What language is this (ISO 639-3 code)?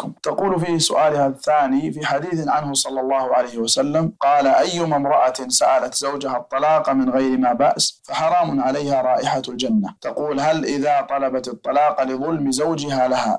ara